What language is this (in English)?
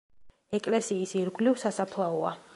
Georgian